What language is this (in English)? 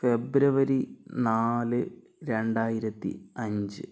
Malayalam